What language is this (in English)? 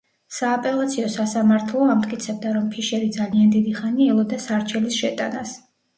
Georgian